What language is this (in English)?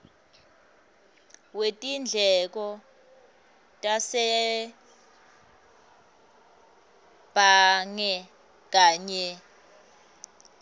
Swati